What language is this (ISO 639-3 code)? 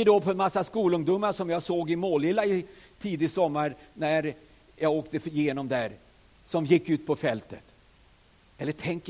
swe